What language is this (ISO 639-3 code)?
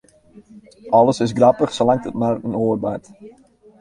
fry